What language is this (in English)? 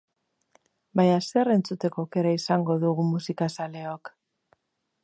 Basque